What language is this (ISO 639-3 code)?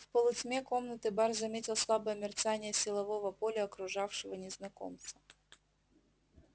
rus